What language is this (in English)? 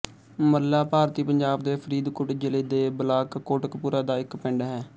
Punjabi